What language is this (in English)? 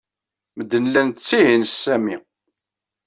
Kabyle